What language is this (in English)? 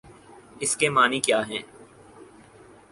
Urdu